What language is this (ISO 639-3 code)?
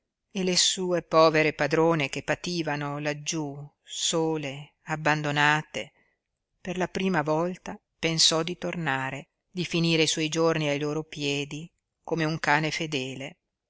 ita